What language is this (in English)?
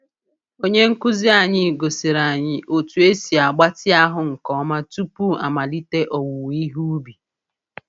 Igbo